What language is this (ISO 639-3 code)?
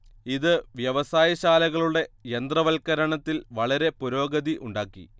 mal